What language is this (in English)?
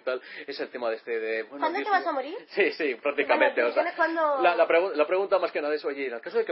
Spanish